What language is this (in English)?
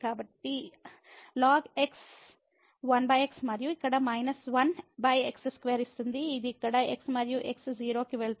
Telugu